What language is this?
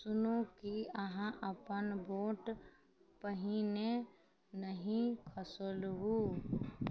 Maithili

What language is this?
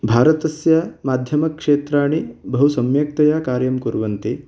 Sanskrit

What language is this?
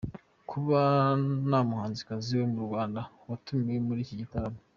Kinyarwanda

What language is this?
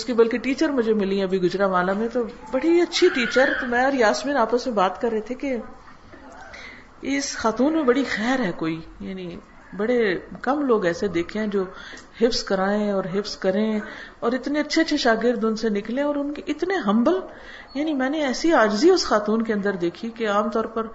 Urdu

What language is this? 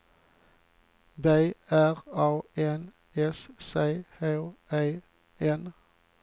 Swedish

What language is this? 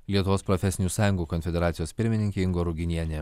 Lithuanian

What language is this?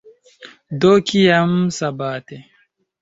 Esperanto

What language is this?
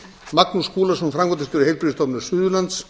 Icelandic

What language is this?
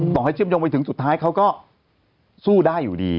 Thai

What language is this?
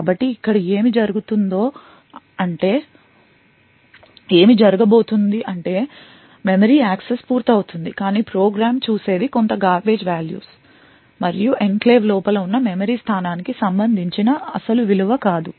Telugu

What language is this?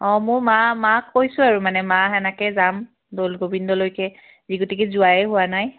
Assamese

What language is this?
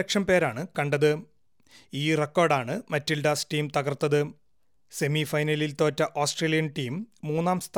Malayalam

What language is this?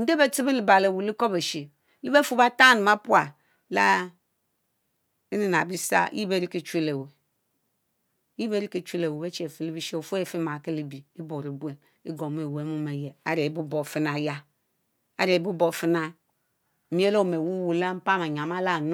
Mbe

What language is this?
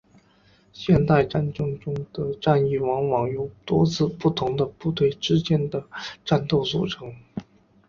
Chinese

